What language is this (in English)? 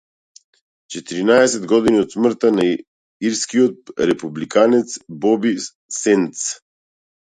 Macedonian